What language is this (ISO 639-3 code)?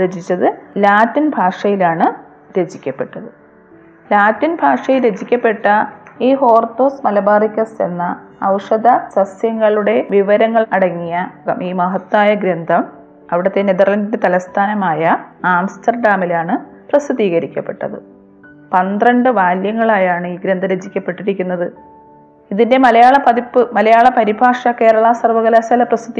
mal